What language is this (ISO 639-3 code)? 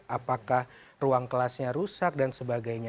ind